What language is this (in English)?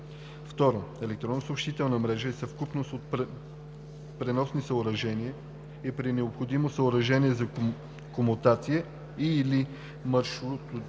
Bulgarian